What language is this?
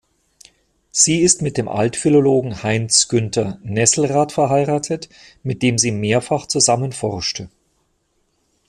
German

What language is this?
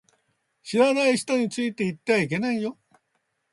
Japanese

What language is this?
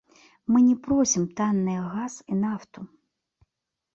Belarusian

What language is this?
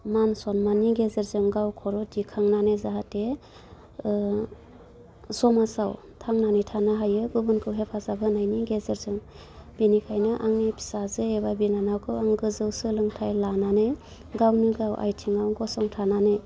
Bodo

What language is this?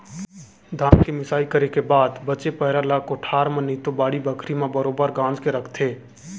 Chhattisgarhi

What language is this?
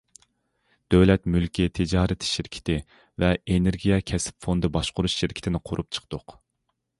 Uyghur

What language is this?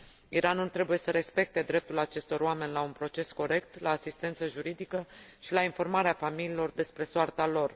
Romanian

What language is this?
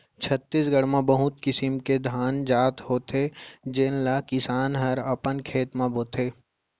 Chhattisgarhi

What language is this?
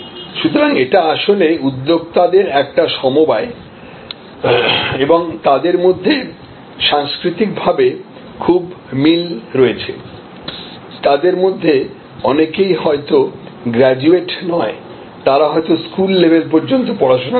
Bangla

